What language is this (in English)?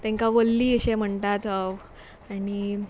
Konkani